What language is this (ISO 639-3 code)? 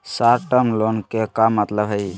mag